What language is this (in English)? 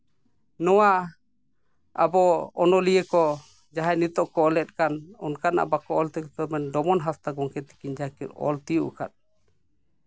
Santali